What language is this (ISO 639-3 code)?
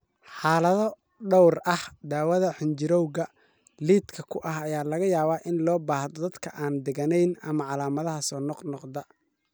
som